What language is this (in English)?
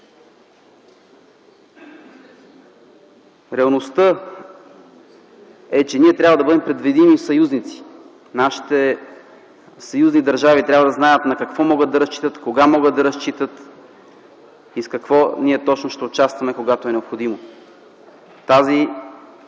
Bulgarian